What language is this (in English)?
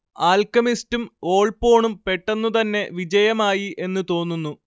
Malayalam